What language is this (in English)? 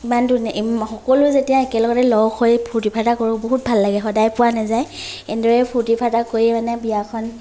Assamese